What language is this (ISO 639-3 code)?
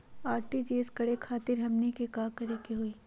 mag